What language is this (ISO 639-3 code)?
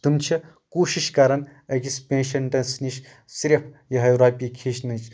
kas